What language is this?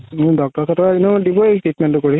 Assamese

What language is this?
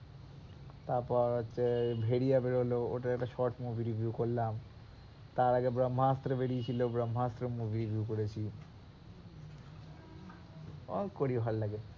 Bangla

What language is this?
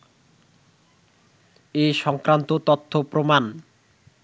Bangla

